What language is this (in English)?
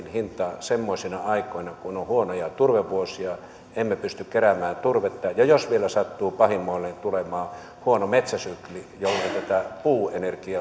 Finnish